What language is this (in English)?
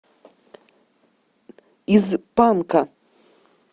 Russian